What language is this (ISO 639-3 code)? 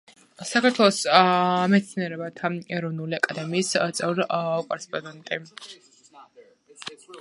kat